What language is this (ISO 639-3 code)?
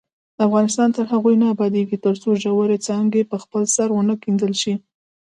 pus